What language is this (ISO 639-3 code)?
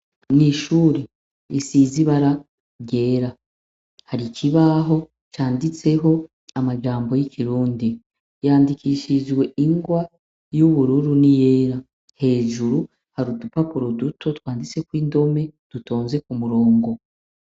run